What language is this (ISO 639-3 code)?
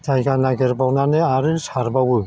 brx